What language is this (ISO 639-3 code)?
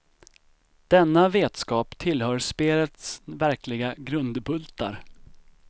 swe